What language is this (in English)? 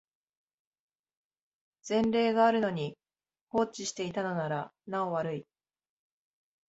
Japanese